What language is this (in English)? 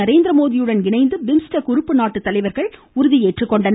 Tamil